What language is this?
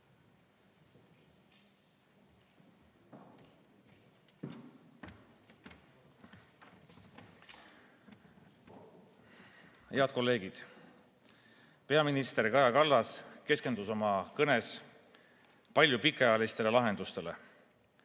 Estonian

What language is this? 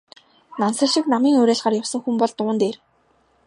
Mongolian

